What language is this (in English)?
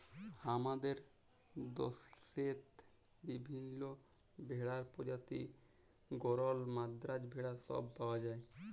Bangla